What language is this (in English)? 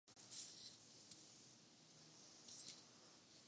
Urdu